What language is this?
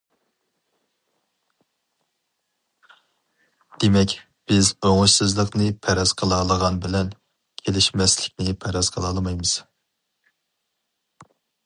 Uyghur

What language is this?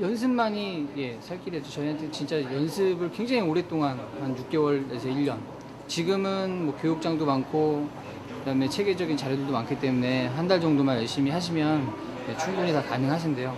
Korean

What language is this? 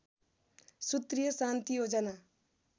Nepali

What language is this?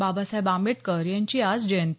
Marathi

